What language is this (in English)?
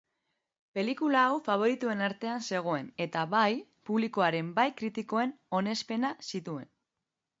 Basque